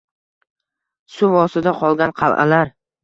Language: Uzbek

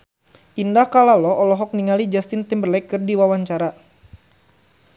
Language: Sundanese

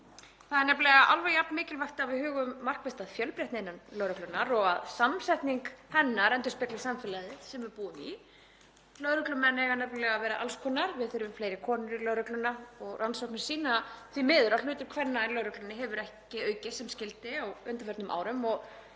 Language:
Icelandic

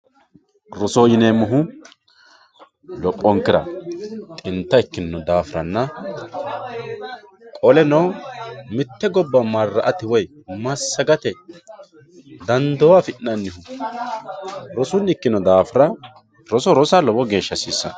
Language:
Sidamo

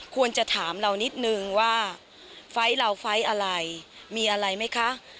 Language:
Thai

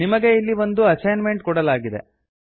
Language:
Kannada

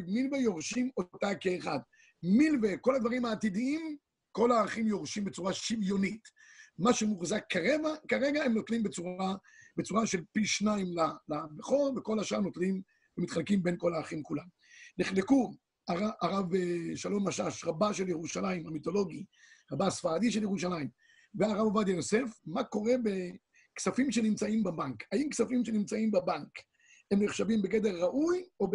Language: Hebrew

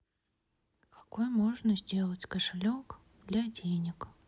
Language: Russian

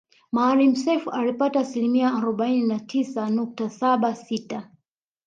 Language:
Swahili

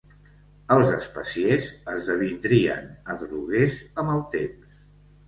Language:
Catalan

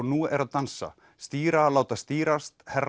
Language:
Icelandic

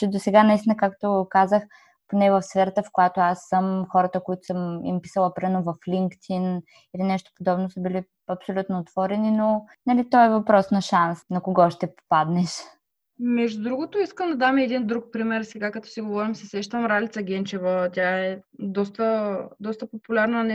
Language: Bulgarian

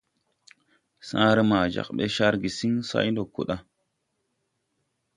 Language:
Tupuri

